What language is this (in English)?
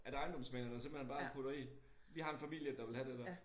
Danish